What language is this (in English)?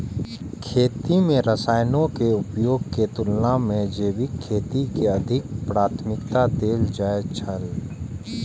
Maithili